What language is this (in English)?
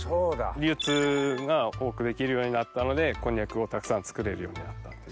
Japanese